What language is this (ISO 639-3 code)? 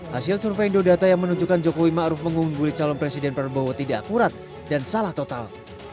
ind